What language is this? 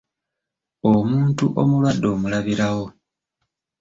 Ganda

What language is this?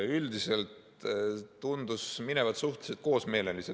Estonian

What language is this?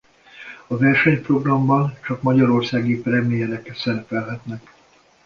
Hungarian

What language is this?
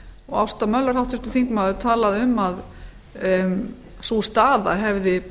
Icelandic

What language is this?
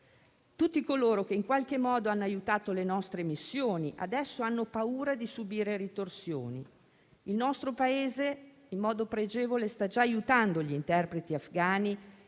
Italian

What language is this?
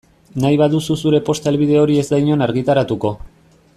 Basque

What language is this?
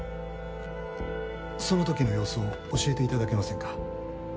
Japanese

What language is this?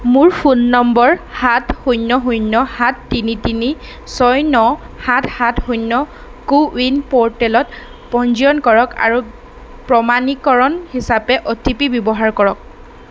Assamese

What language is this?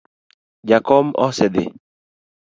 Luo (Kenya and Tanzania)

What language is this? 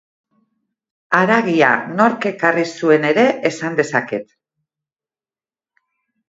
Basque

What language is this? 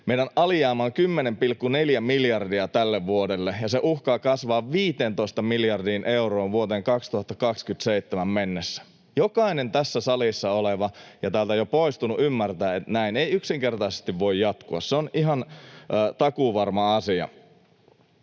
Finnish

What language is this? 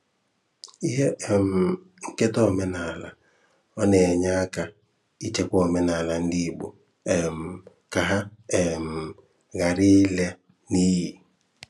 Igbo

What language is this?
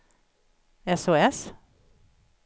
Swedish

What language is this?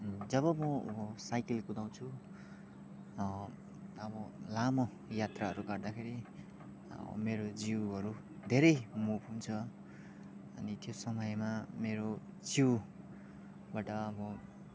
Nepali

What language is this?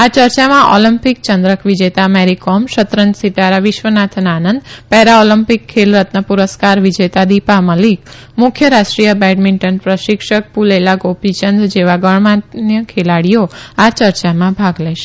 Gujarati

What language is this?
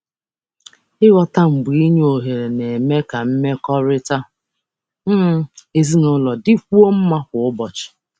Igbo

